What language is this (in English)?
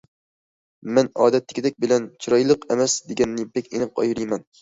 Uyghur